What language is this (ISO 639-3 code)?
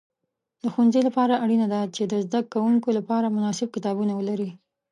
pus